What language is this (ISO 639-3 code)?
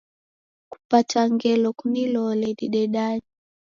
dav